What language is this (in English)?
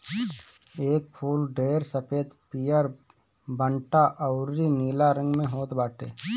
Bhojpuri